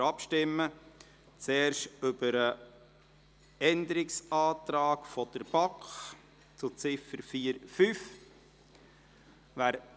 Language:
Swiss German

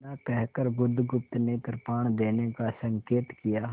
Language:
Hindi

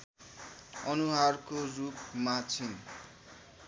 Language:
Nepali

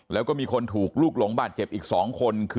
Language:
Thai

